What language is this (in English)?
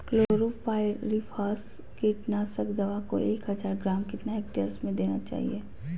Magahi